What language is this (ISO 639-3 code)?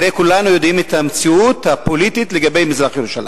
heb